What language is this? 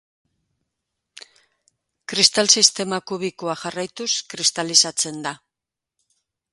Basque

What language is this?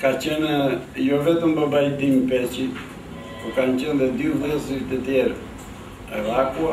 Romanian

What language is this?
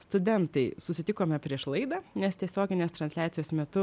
Lithuanian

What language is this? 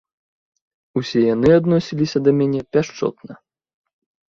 Belarusian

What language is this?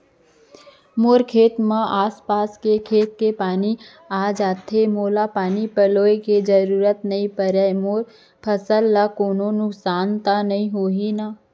Chhattisgarhi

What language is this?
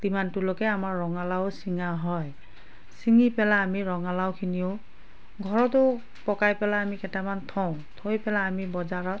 Assamese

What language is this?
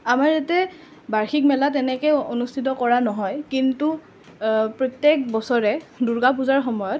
Assamese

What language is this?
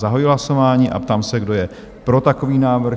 Czech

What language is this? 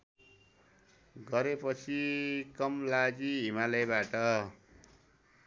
Nepali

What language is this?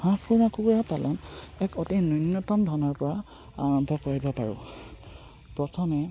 Assamese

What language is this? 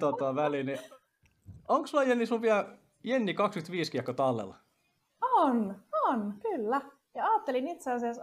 Finnish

